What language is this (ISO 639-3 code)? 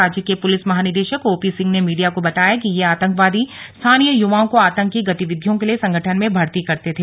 hin